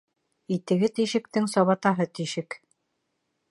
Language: Bashkir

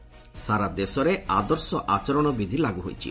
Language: Odia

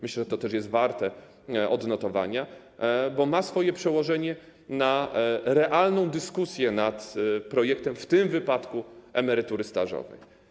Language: Polish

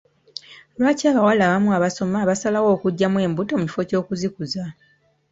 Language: Ganda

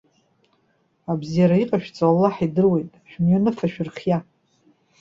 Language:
Abkhazian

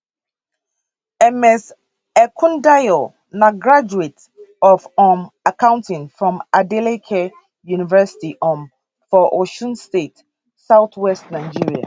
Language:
Nigerian Pidgin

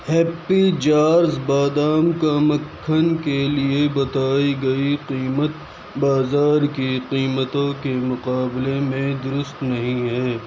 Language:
Urdu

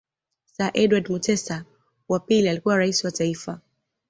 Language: Swahili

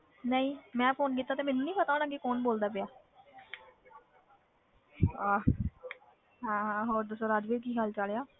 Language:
Punjabi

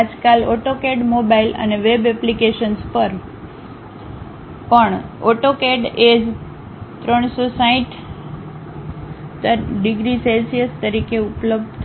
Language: Gujarati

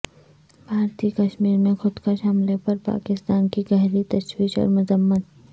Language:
Urdu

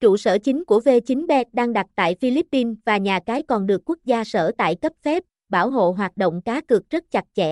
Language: Vietnamese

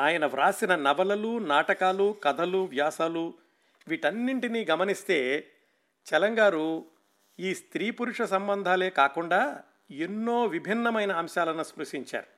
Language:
Telugu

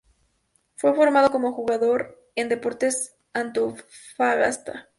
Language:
Spanish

